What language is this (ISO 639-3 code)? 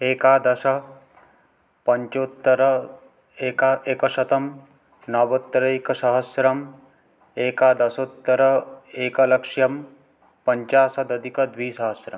san